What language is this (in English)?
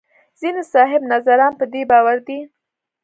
Pashto